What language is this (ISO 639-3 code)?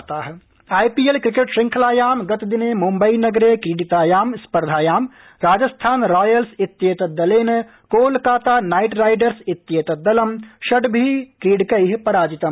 san